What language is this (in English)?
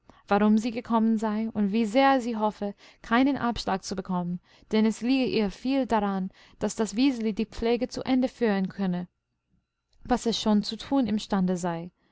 German